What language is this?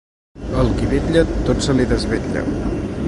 Catalan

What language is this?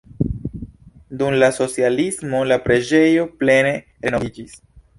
Esperanto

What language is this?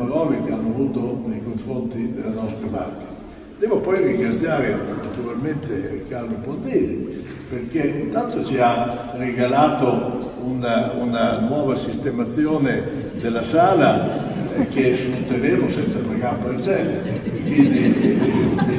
Italian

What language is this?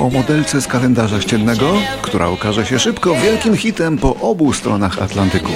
Polish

